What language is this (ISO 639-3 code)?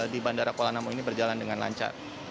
ind